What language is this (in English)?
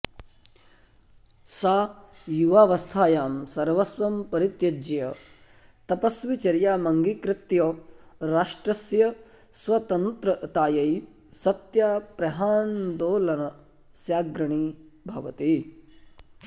Sanskrit